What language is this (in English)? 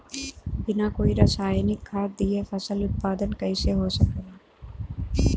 Bhojpuri